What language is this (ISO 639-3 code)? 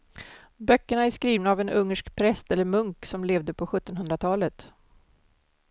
swe